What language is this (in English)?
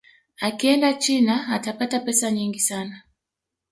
Swahili